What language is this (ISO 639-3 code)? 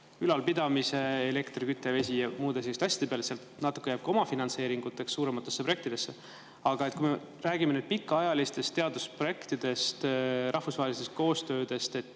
est